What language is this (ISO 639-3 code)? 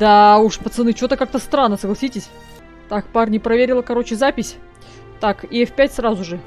rus